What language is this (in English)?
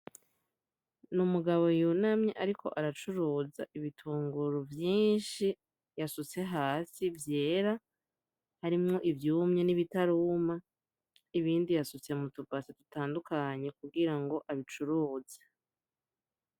Rundi